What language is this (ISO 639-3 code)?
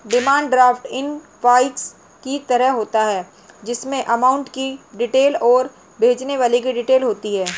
hin